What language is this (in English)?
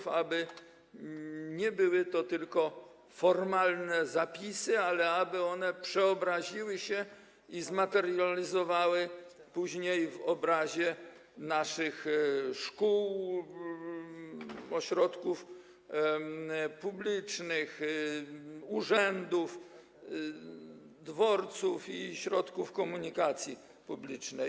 Polish